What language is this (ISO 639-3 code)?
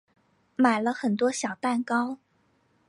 zho